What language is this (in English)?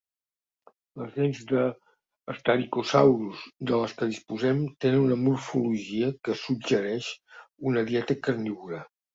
Catalan